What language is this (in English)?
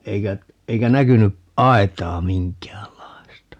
Finnish